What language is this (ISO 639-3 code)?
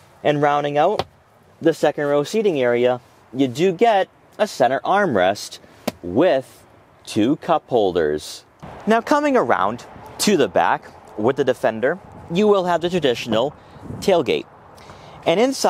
eng